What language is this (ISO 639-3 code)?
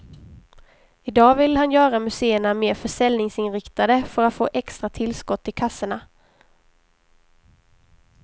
swe